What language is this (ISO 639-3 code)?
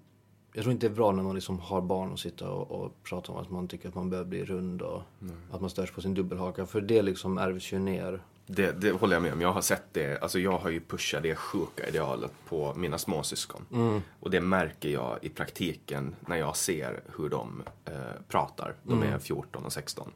swe